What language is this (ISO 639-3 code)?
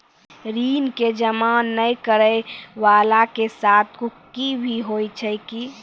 mai